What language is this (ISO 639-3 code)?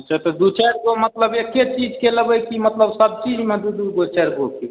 mai